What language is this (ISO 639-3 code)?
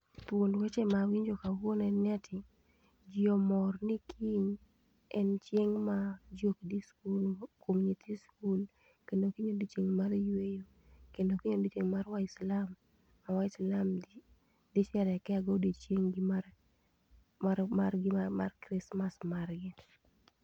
luo